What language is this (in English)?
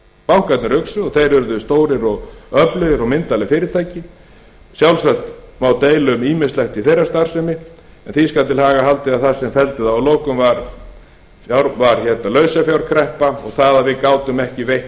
Icelandic